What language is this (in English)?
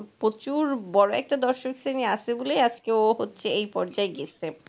Bangla